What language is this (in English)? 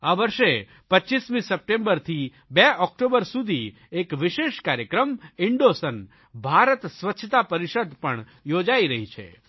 Gujarati